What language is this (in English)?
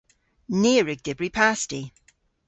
Cornish